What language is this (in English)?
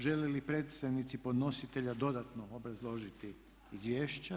Croatian